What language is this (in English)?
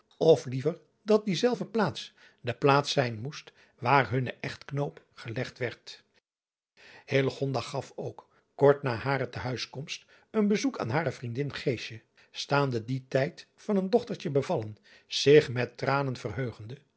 Dutch